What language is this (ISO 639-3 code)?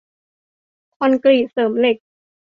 tha